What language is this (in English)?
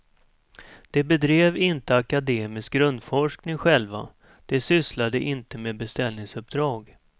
Swedish